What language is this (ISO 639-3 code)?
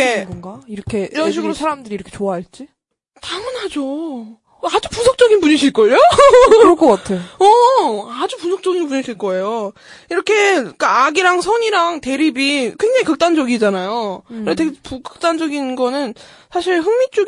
kor